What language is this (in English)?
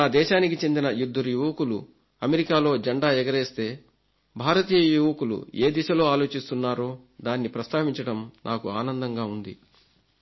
Telugu